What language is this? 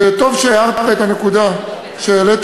Hebrew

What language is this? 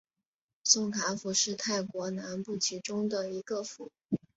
Chinese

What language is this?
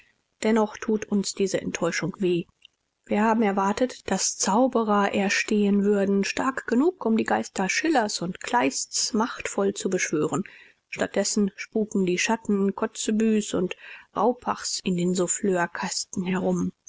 German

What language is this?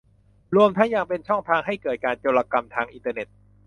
Thai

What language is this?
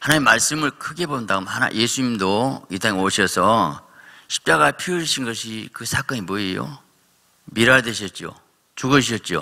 Korean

